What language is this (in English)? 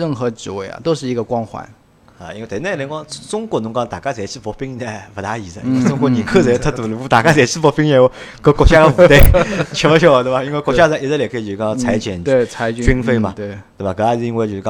Chinese